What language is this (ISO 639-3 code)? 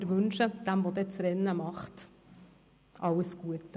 gsw